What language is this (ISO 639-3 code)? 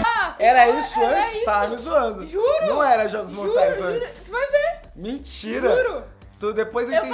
por